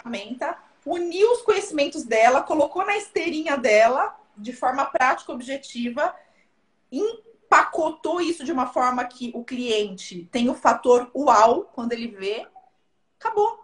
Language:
Portuguese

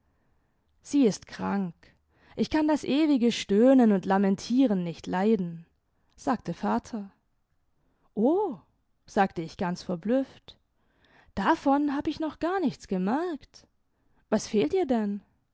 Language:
German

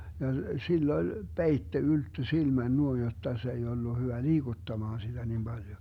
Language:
Finnish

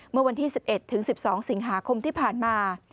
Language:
Thai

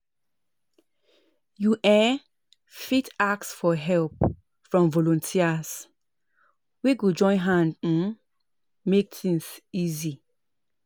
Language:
Nigerian Pidgin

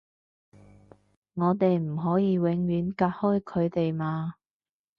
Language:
Cantonese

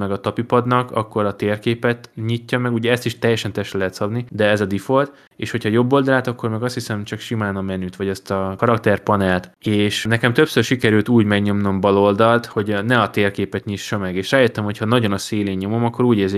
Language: Hungarian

